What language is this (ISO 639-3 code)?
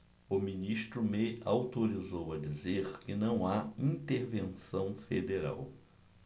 por